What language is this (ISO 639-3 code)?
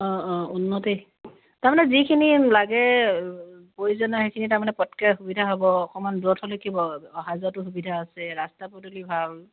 asm